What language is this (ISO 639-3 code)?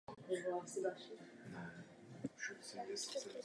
ces